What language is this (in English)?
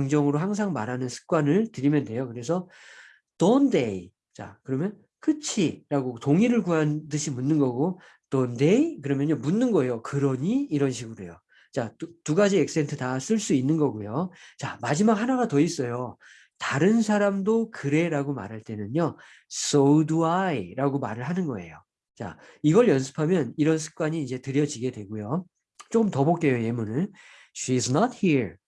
Korean